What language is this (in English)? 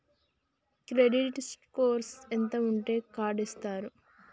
Telugu